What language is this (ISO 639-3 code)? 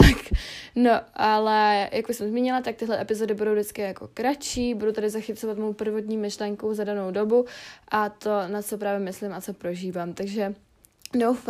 ces